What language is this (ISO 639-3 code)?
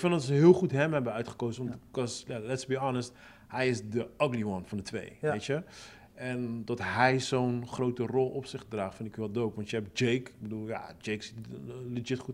nld